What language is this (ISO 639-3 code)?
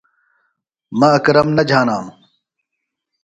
phl